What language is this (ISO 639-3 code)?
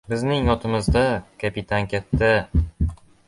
uzb